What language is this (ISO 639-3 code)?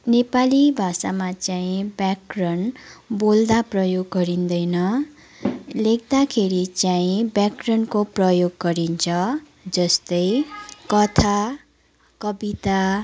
nep